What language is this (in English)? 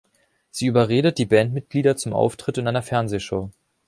German